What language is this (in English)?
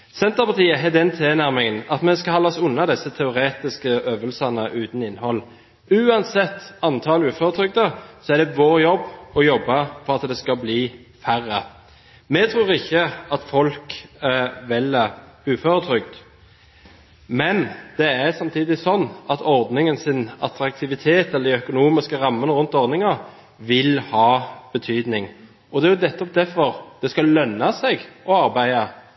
Norwegian Bokmål